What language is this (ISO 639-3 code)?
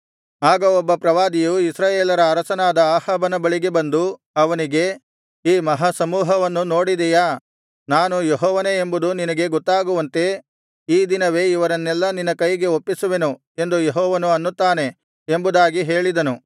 kan